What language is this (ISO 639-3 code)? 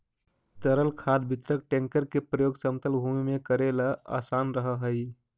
mag